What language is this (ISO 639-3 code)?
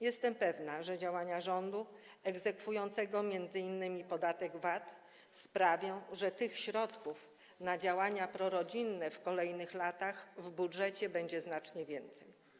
pol